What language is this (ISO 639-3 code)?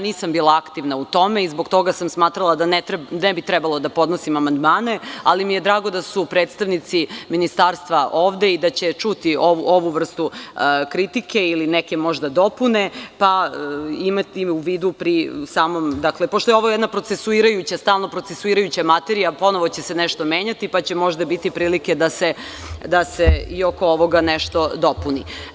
srp